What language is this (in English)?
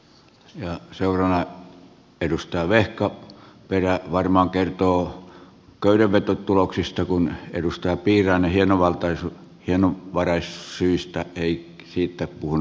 Finnish